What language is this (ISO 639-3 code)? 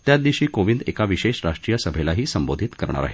mar